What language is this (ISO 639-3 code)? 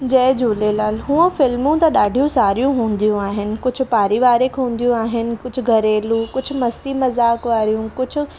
snd